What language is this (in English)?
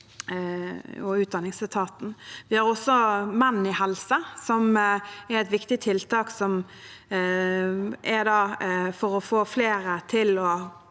Norwegian